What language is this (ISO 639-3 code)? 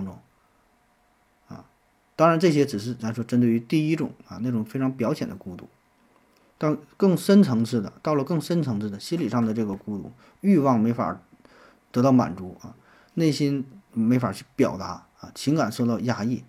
zho